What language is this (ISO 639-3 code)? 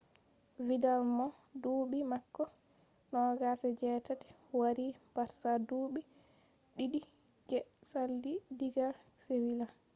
ful